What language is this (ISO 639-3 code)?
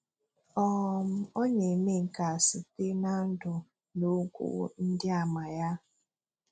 ibo